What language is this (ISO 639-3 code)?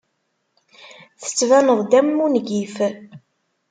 kab